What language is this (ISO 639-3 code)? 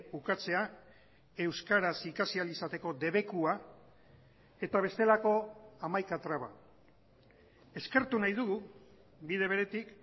eus